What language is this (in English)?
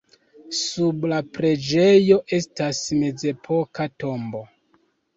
Esperanto